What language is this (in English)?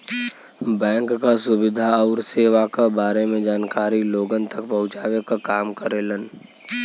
Bhojpuri